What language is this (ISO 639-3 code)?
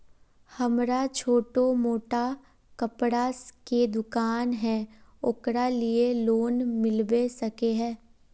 mag